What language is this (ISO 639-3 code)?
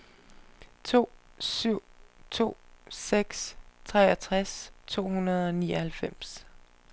dan